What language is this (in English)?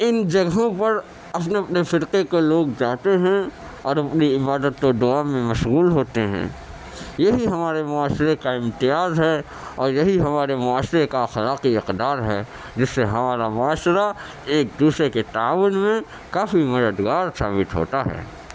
Urdu